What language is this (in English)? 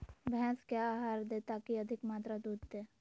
Magahi